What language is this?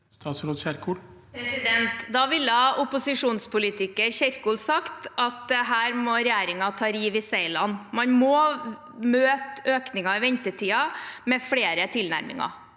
Norwegian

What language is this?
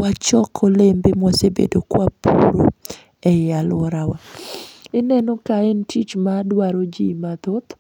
Luo (Kenya and Tanzania)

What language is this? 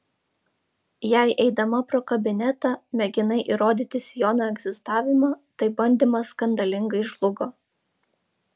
Lithuanian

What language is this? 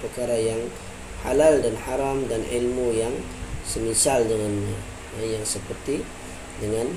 Malay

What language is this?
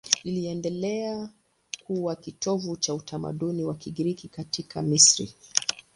Swahili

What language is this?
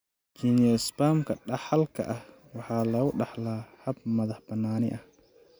Somali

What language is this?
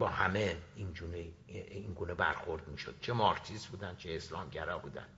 Persian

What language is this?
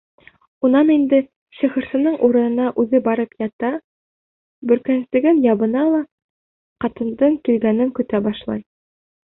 Bashkir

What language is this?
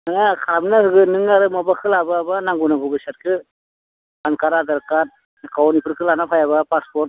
Bodo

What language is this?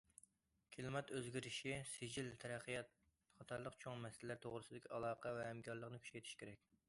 Uyghur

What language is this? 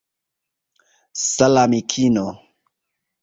Esperanto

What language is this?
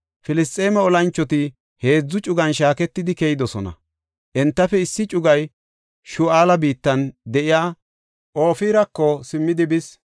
Gofa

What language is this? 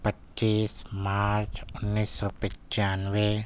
Urdu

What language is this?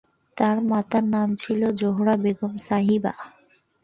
Bangla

